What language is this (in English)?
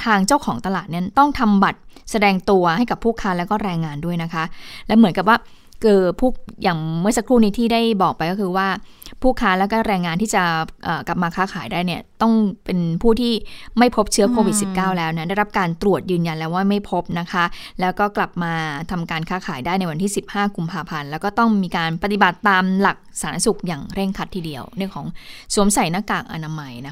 Thai